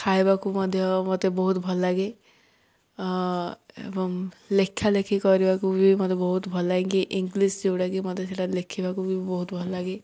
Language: Odia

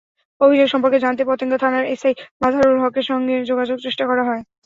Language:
Bangla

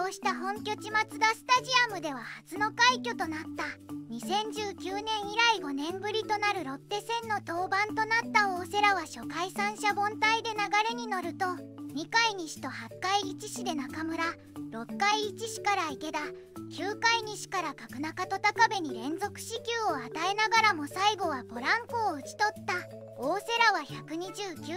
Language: Japanese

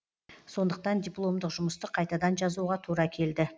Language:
Kazakh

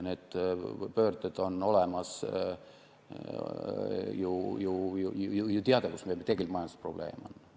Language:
Estonian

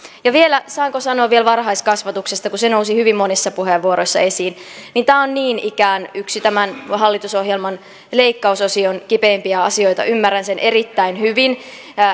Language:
Finnish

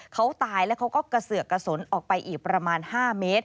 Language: Thai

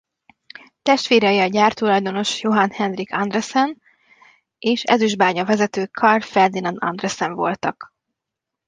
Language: Hungarian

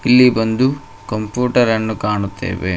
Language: Kannada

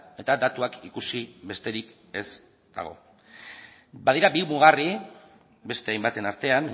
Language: Basque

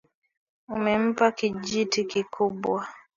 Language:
Swahili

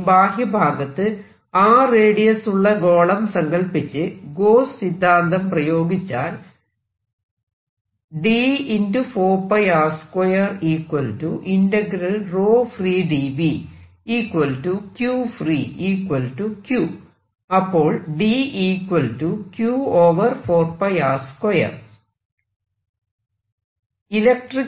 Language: Malayalam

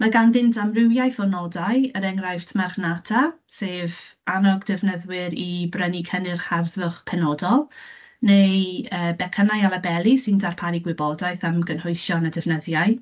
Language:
Welsh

